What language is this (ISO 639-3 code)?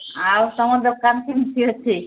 ori